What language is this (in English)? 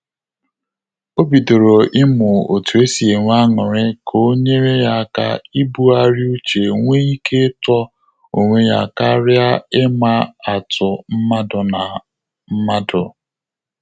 Igbo